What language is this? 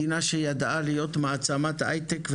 Hebrew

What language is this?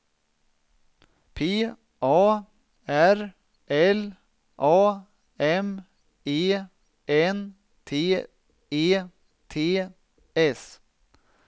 Swedish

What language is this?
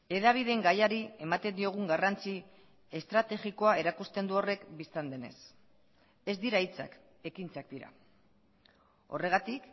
Basque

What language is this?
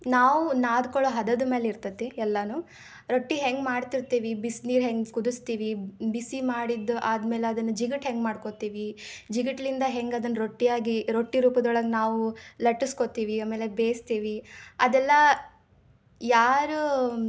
Kannada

